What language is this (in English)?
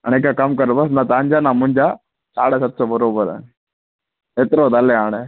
Sindhi